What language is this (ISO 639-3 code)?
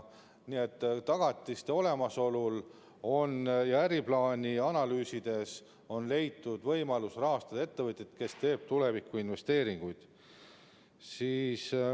est